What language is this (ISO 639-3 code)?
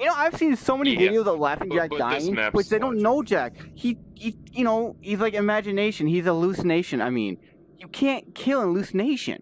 eng